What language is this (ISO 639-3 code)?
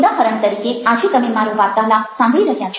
guj